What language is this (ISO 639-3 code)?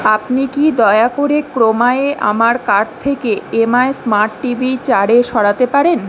ben